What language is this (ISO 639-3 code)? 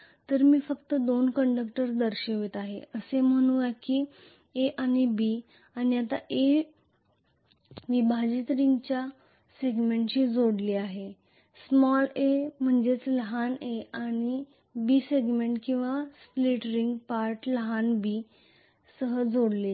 mar